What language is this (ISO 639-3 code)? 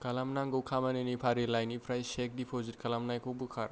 brx